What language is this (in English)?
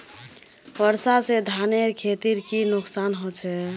Magahi